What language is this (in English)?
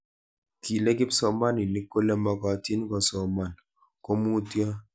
Kalenjin